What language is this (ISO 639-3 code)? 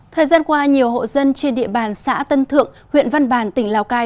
vie